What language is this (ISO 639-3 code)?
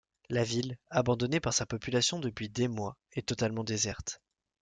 fra